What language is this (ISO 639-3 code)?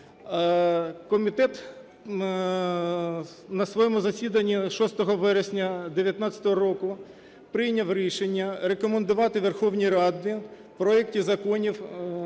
ukr